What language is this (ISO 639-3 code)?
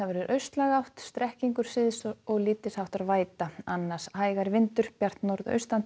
isl